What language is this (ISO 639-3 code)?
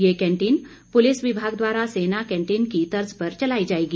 hin